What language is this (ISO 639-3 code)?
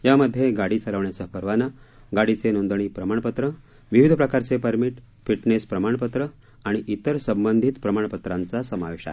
mar